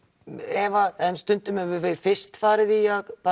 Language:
Icelandic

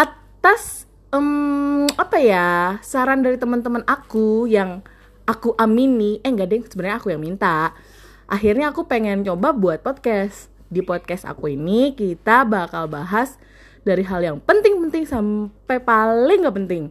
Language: Indonesian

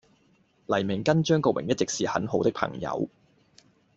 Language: Cantonese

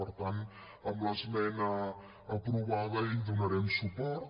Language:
Catalan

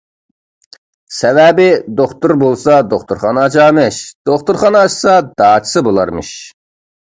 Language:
Uyghur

